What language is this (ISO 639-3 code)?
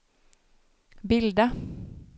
swe